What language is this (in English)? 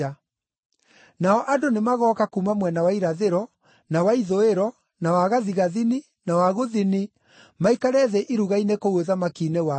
Kikuyu